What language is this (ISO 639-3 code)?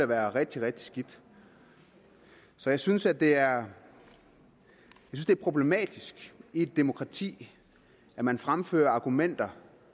dan